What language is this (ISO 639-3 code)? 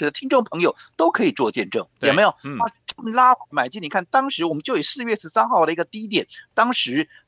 zho